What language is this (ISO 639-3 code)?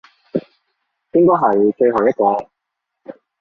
yue